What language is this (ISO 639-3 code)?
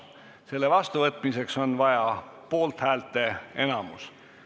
est